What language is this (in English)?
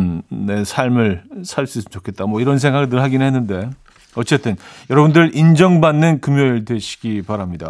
Korean